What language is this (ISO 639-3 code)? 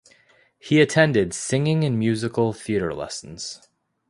eng